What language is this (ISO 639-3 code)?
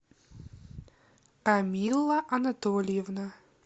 rus